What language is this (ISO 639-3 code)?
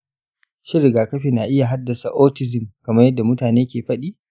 hau